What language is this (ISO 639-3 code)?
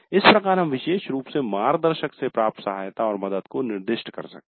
hin